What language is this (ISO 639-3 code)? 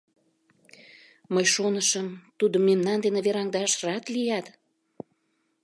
chm